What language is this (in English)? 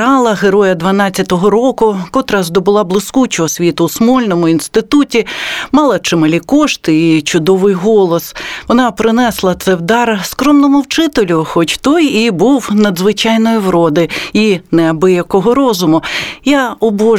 Ukrainian